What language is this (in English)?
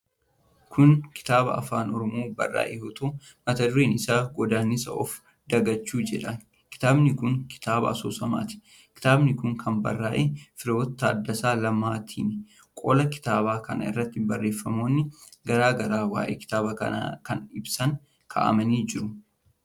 Oromo